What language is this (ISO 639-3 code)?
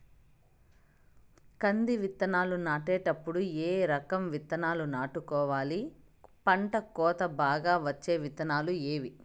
tel